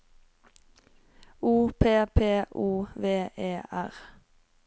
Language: Norwegian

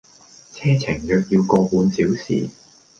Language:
Cantonese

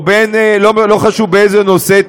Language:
Hebrew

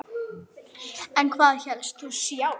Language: Icelandic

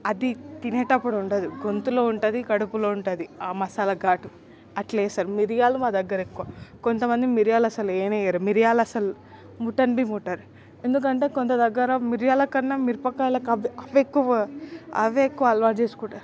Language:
Telugu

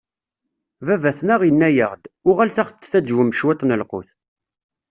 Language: Kabyle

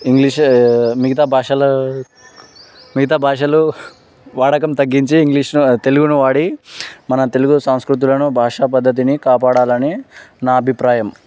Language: Telugu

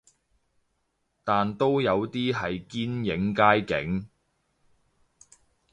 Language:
Cantonese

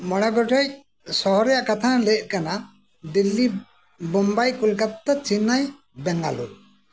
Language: Santali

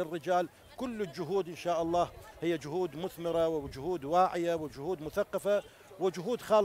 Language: Arabic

